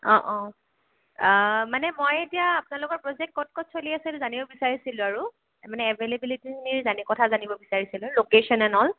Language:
Assamese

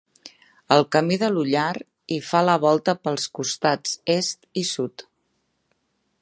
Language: Catalan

